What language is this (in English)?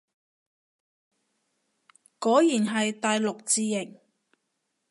Cantonese